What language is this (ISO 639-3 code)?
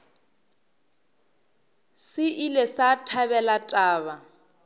nso